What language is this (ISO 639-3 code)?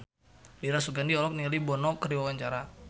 sun